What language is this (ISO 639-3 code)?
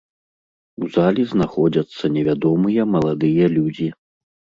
bel